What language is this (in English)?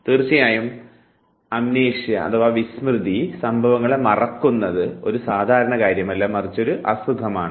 Malayalam